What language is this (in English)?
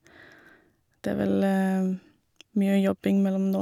Norwegian